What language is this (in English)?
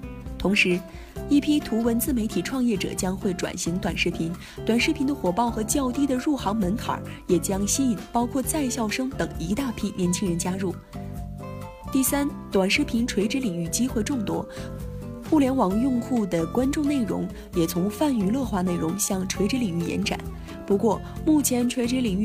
Chinese